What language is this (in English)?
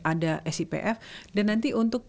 Indonesian